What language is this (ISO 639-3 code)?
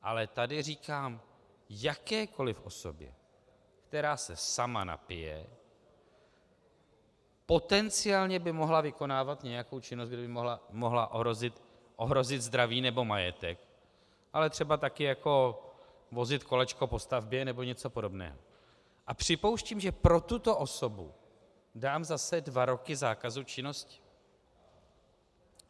ces